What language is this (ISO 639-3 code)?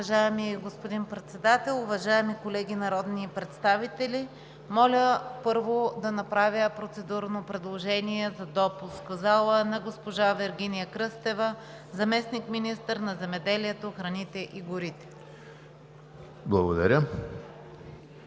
bul